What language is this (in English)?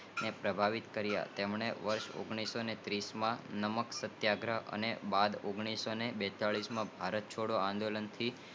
Gujarati